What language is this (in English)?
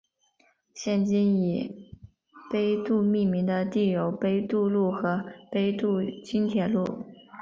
Chinese